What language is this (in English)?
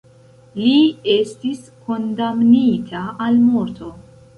Esperanto